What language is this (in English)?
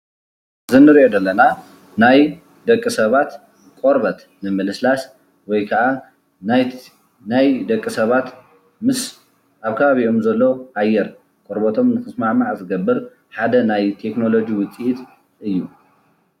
Tigrinya